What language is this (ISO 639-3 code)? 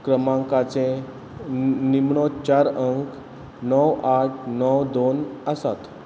kok